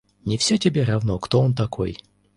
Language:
Russian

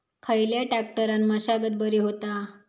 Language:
Marathi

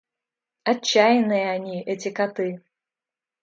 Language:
Russian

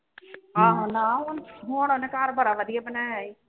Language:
Punjabi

